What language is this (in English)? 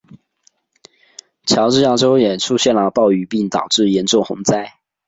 Chinese